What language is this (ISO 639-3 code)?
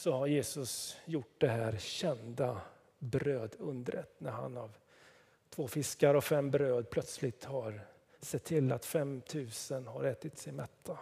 swe